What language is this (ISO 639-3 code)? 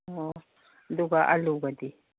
mni